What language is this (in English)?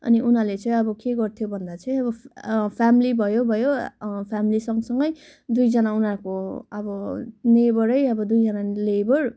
Nepali